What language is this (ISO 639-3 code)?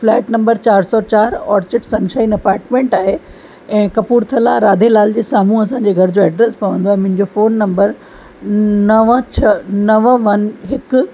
snd